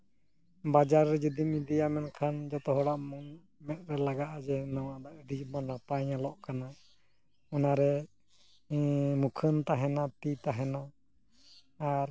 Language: Santali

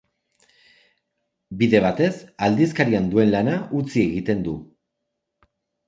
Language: Basque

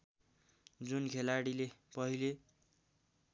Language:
Nepali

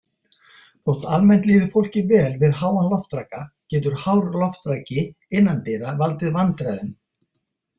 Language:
Icelandic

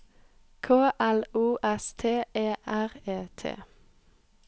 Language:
Norwegian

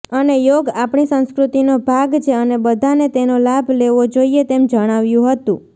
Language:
Gujarati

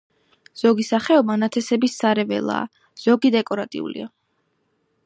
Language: Georgian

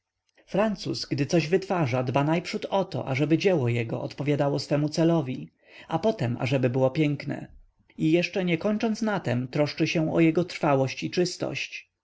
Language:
Polish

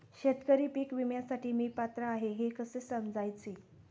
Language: Marathi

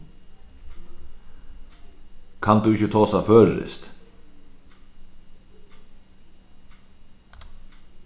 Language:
Faroese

